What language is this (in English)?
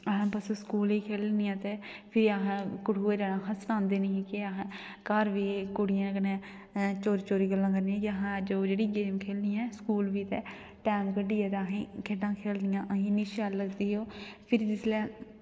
Dogri